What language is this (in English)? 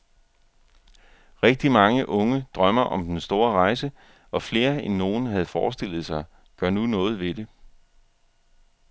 Danish